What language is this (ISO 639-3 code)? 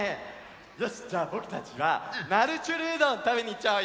jpn